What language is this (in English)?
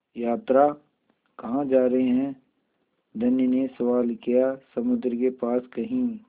Hindi